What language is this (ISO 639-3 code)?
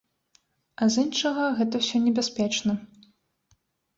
bel